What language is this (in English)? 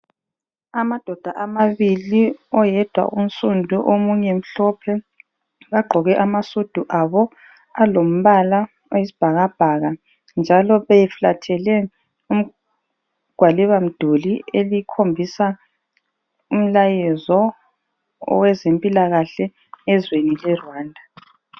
North Ndebele